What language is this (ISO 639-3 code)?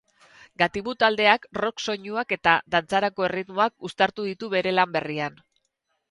eus